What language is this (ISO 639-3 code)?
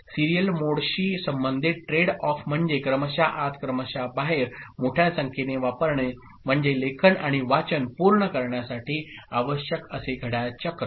mar